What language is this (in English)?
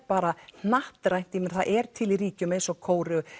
Icelandic